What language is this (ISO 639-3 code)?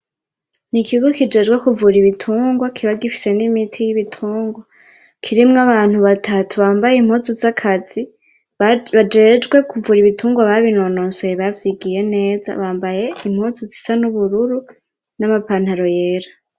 run